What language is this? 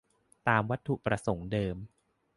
Thai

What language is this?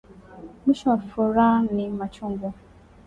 Swahili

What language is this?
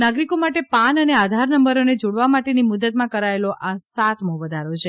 Gujarati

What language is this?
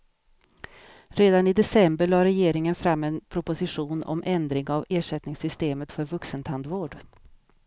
Swedish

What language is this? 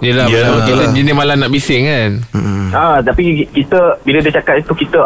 Malay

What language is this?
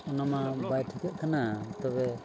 Santali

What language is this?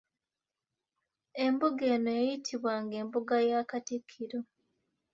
Ganda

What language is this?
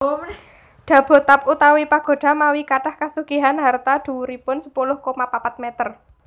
Javanese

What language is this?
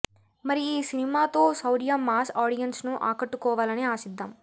Telugu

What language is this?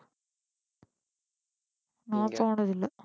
Tamil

